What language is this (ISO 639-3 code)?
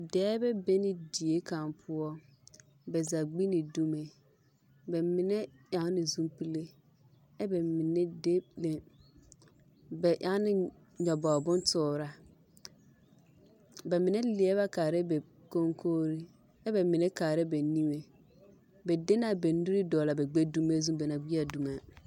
dga